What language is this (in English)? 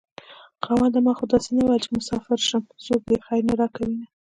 Pashto